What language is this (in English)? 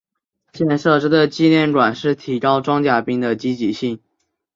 Chinese